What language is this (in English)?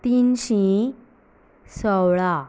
Konkani